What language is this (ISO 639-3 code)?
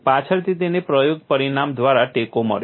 guj